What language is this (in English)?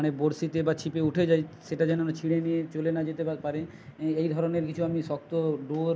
Bangla